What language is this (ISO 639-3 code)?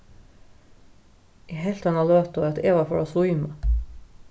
fao